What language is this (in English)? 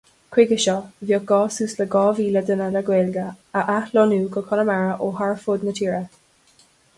Irish